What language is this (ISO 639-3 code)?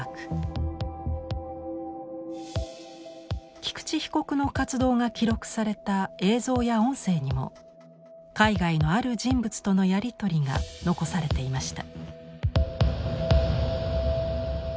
jpn